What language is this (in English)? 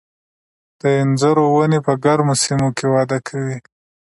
Pashto